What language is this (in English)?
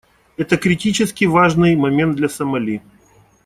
Russian